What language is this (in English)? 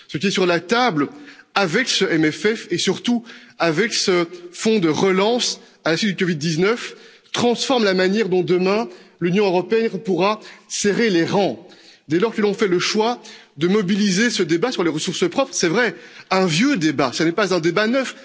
French